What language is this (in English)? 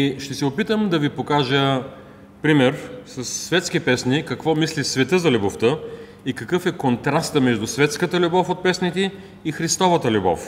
Bulgarian